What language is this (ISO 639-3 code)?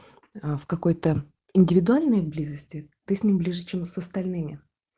rus